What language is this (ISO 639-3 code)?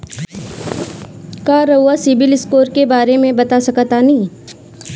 bho